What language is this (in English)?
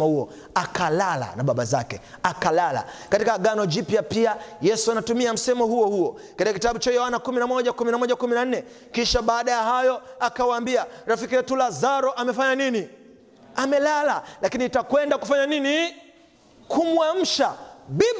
Swahili